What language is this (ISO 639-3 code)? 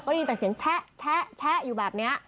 tha